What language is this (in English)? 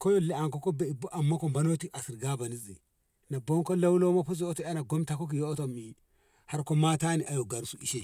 Ngamo